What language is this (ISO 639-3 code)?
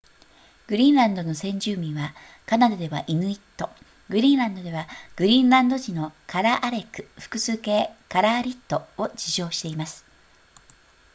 jpn